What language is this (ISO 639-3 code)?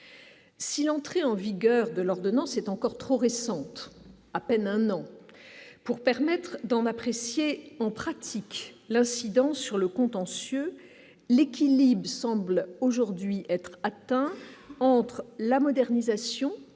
fra